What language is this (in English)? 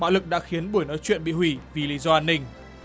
Vietnamese